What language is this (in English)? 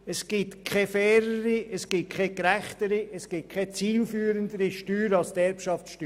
Swiss German